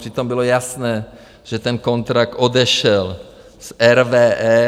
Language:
Czech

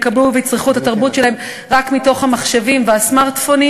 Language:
Hebrew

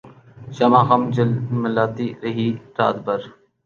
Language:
Urdu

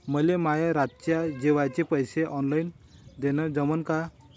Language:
Marathi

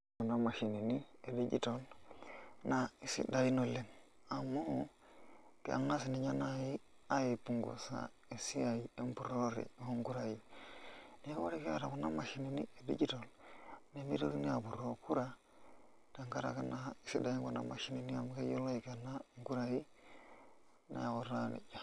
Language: Masai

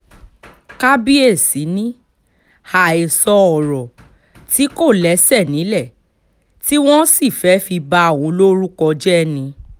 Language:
Yoruba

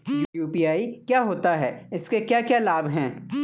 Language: Hindi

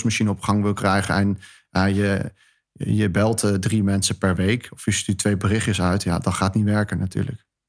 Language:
Dutch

